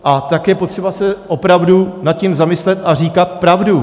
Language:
Czech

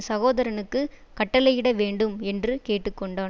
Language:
Tamil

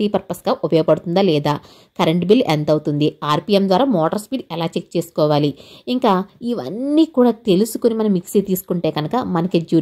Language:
Telugu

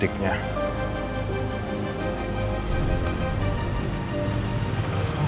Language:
Indonesian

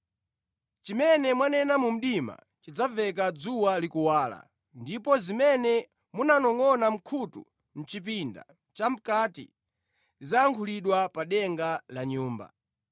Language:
Nyanja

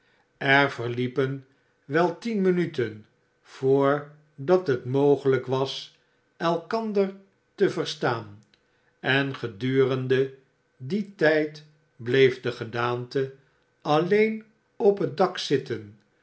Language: Dutch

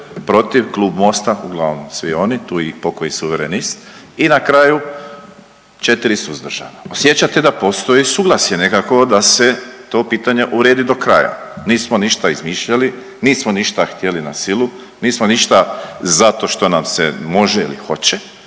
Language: Croatian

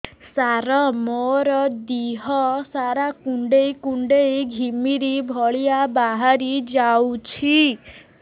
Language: Odia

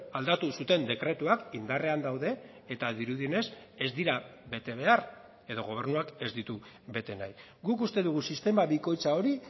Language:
Basque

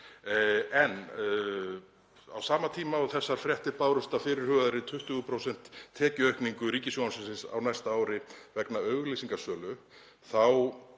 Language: Icelandic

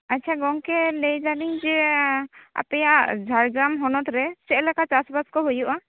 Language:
Santali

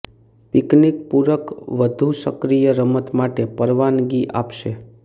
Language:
Gujarati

